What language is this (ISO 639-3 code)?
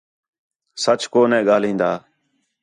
xhe